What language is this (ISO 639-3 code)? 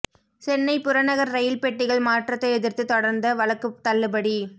tam